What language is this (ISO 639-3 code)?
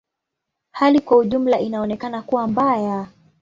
swa